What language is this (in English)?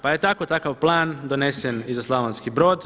Croatian